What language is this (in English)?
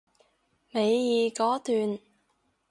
Cantonese